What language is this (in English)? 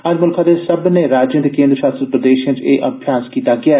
Dogri